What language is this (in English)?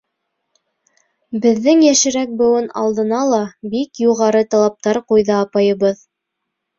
Bashkir